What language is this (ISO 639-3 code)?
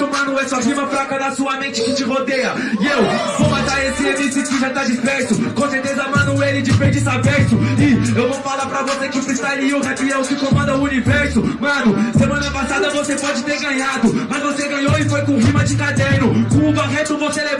por